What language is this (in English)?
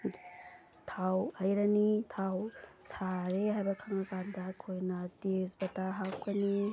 Manipuri